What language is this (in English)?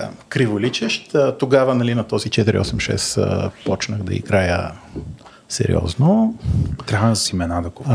Bulgarian